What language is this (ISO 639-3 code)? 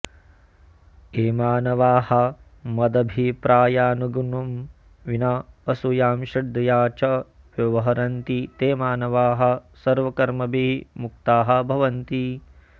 san